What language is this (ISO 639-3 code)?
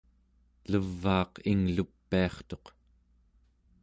esu